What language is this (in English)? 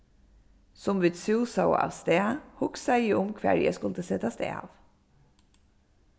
Faroese